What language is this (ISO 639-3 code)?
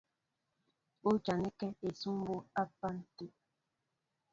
mbo